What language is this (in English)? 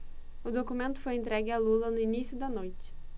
Portuguese